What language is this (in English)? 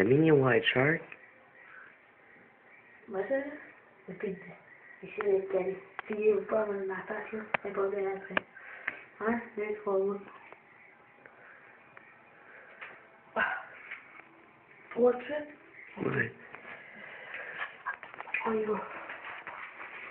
French